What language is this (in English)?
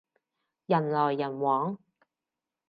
Cantonese